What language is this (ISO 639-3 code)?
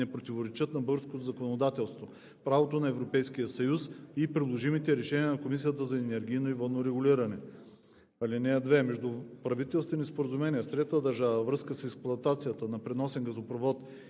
bul